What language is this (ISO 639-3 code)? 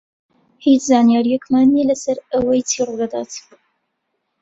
ckb